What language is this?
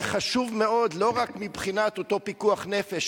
Hebrew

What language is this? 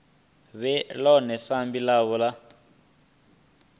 Venda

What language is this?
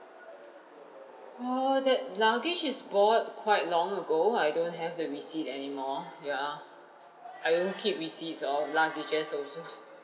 English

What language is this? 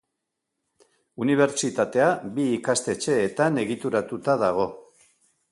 Basque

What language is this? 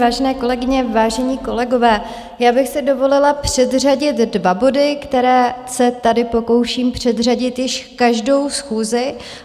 Czech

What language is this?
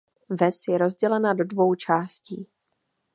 Czech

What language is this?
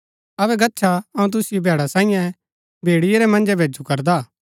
Gaddi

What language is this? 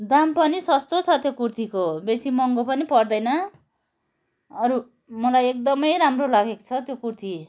Nepali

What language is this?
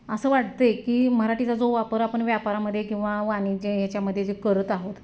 Marathi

